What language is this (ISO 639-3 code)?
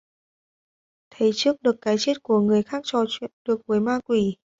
vie